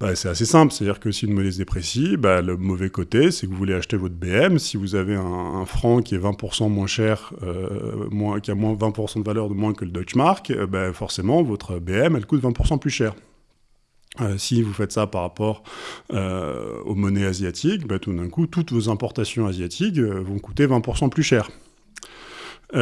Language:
French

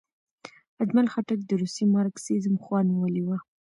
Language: Pashto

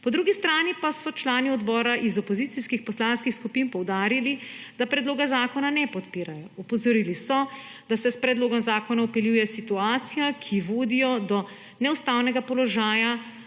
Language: Slovenian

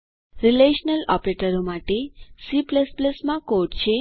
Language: Gujarati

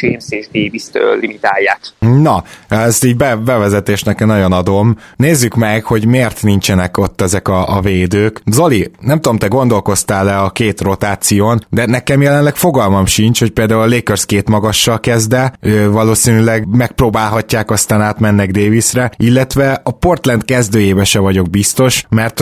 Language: Hungarian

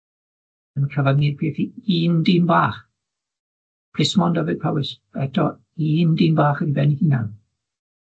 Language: Welsh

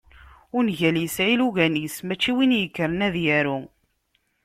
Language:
Kabyle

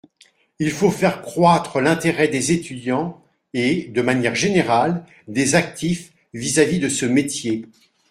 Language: French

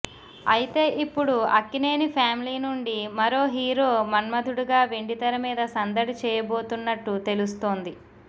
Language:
Telugu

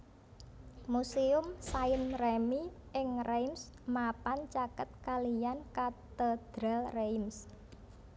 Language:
Javanese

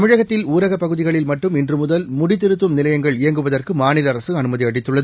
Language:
Tamil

